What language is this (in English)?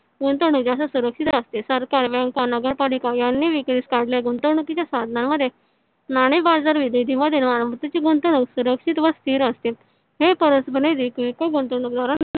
Marathi